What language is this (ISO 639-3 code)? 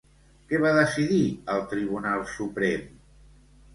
cat